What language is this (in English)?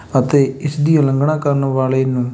Punjabi